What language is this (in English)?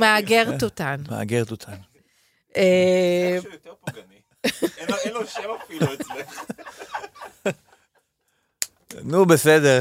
Hebrew